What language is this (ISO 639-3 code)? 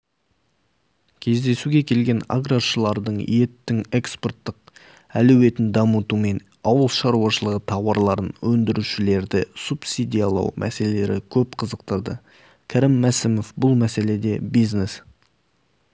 kaz